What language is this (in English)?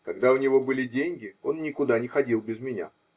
Russian